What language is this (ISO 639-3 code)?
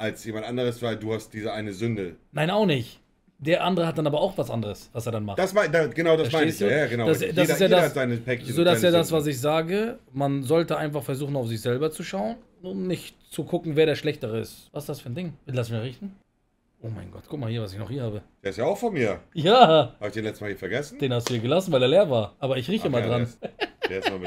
deu